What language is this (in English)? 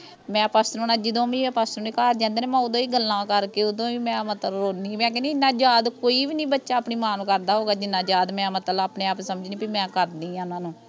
Punjabi